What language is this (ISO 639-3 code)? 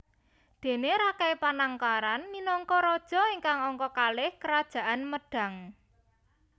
jav